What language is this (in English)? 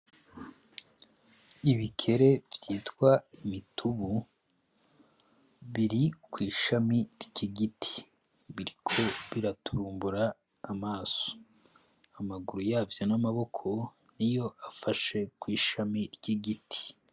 Rundi